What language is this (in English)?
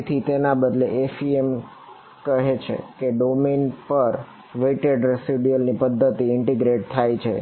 Gujarati